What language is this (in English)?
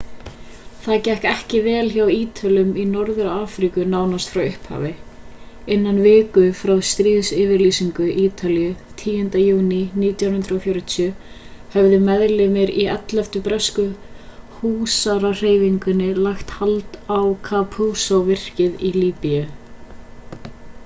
Icelandic